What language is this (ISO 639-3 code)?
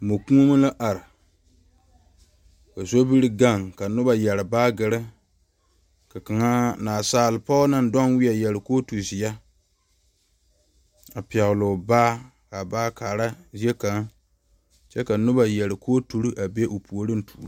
dga